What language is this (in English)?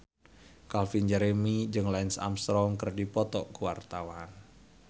Sundanese